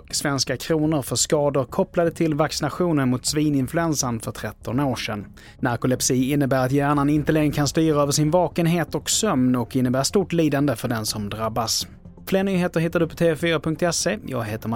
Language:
Swedish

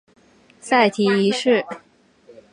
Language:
Chinese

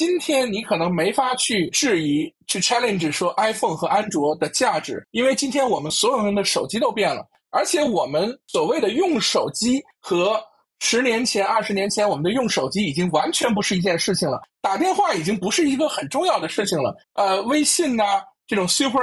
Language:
Chinese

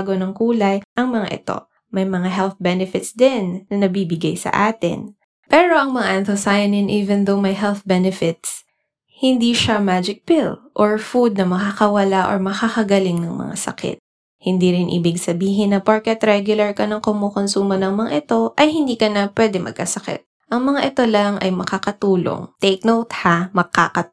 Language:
Filipino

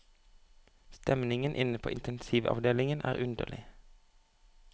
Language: Norwegian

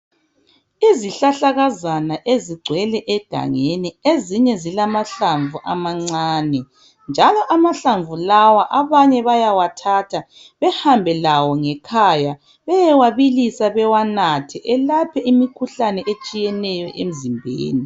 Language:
North Ndebele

